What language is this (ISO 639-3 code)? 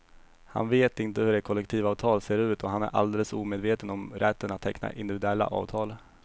swe